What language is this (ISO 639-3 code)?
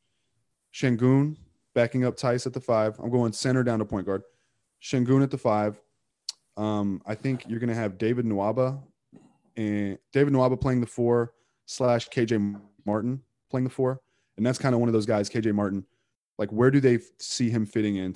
eng